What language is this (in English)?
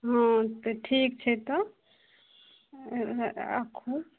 Maithili